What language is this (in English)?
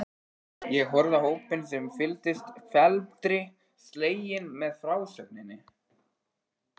Icelandic